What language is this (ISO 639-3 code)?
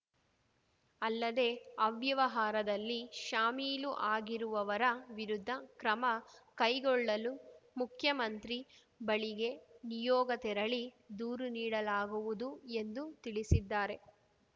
kan